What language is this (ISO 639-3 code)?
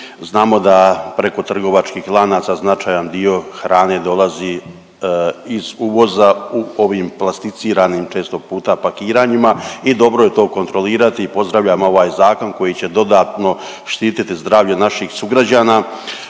hrv